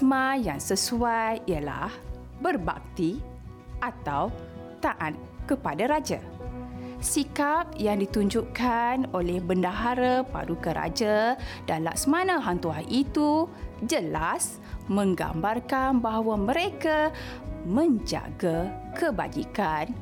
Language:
Malay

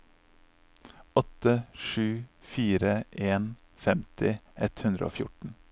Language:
Norwegian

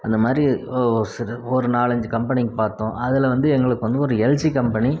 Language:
Tamil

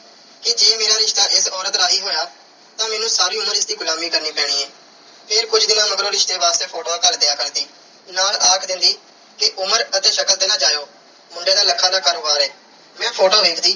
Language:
Punjabi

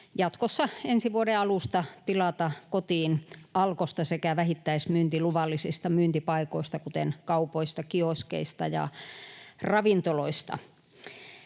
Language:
Finnish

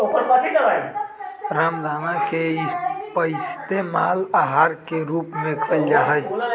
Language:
Magahi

